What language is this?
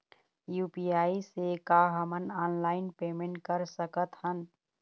Chhattisgarhi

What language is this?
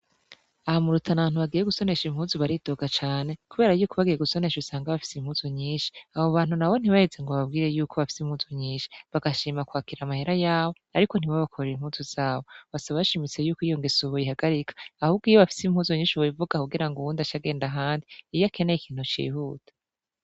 Rundi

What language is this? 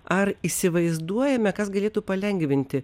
Lithuanian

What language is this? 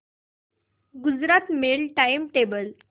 Marathi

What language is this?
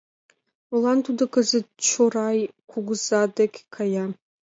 Mari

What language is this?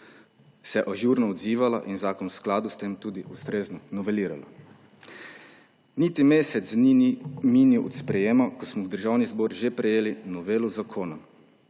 Slovenian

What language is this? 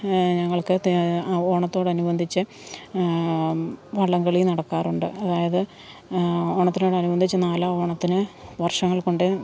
Malayalam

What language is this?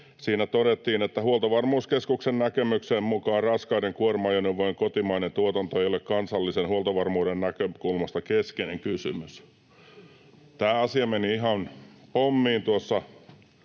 Finnish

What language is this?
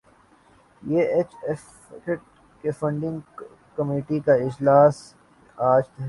Urdu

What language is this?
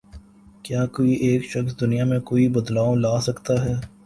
Urdu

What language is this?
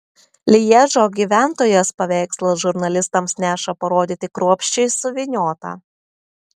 Lithuanian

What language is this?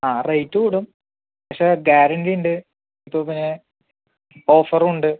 Malayalam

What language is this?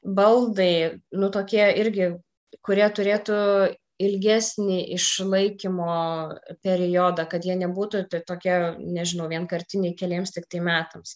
Lithuanian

